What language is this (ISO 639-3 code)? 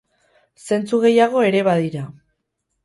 eus